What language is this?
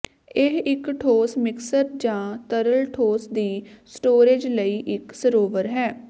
Punjabi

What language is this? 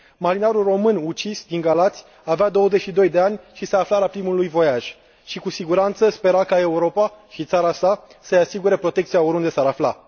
Romanian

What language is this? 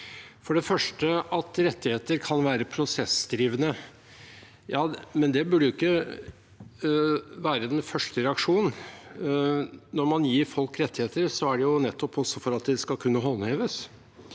Norwegian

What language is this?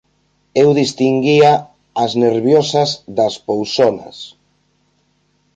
Galician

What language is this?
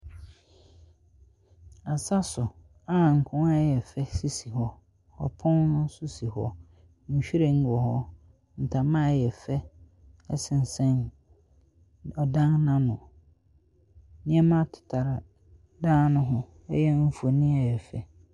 Akan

